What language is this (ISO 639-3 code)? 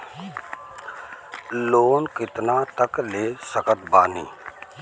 bho